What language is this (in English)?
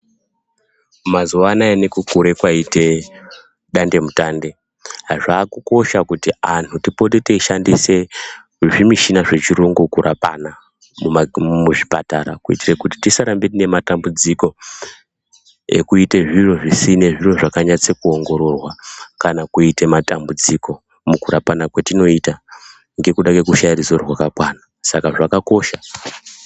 Ndau